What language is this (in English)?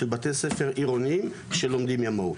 Hebrew